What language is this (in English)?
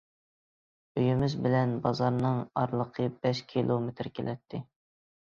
Uyghur